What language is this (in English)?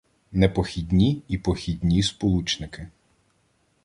Ukrainian